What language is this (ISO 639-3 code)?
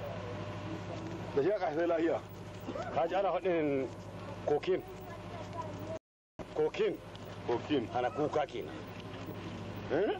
ara